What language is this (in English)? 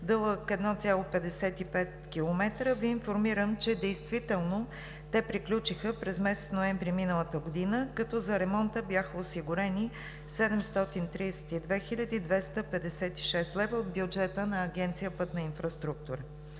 Bulgarian